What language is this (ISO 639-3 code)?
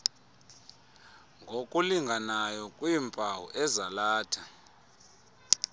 xho